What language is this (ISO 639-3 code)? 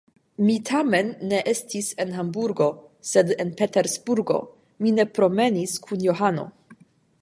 epo